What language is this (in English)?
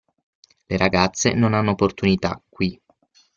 Italian